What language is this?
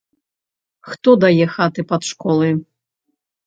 Belarusian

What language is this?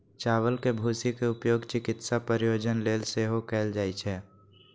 Maithili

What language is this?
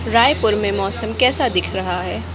Hindi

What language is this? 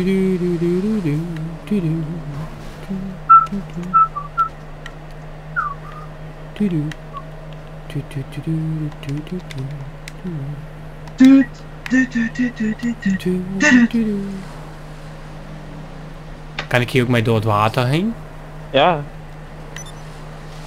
Dutch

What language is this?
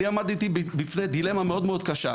Hebrew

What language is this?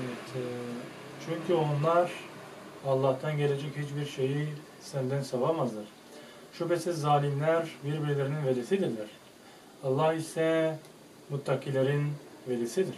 Turkish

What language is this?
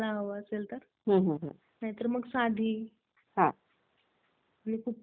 Marathi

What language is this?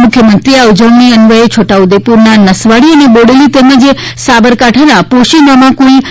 Gujarati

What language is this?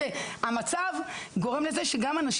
Hebrew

